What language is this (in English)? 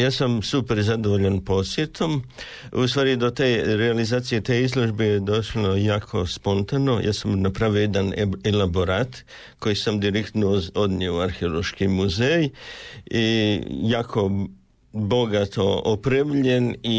Croatian